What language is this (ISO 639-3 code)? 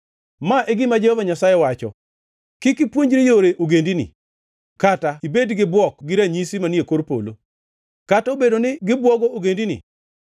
luo